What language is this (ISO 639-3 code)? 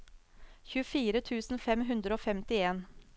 nor